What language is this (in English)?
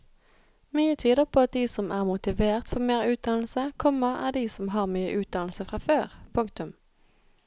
Norwegian